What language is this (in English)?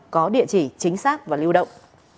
Vietnamese